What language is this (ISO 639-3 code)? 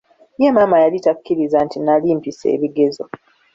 lug